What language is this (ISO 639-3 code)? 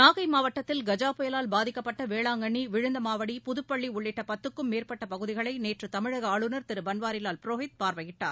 tam